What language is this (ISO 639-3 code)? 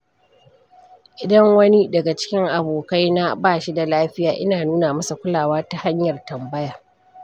hau